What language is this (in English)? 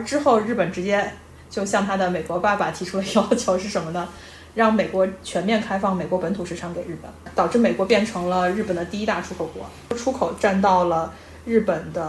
Chinese